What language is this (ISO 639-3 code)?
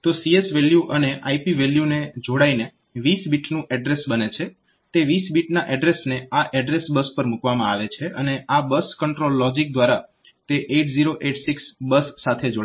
guj